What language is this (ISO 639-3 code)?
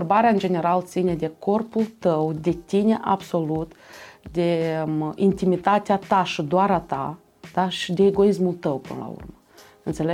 ron